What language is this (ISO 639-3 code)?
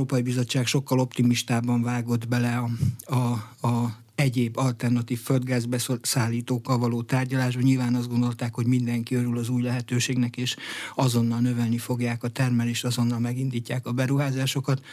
hun